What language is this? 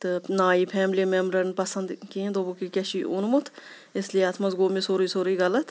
Kashmiri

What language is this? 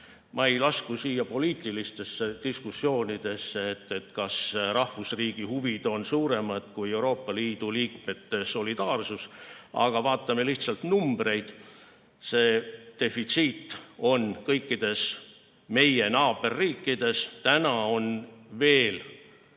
Estonian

